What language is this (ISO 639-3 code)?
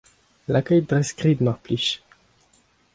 bre